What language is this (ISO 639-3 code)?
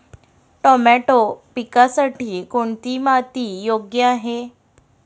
mar